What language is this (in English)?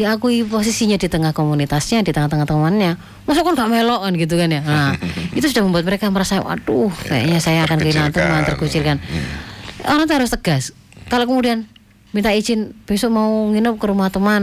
Indonesian